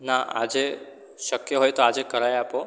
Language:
Gujarati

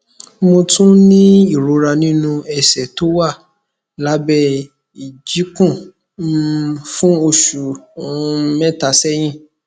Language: Yoruba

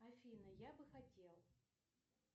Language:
Russian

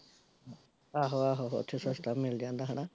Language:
Punjabi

